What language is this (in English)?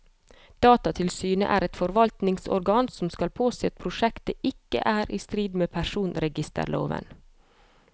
Norwegian